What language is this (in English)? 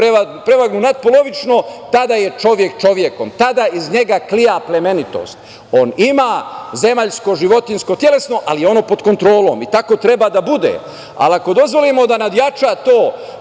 Serbian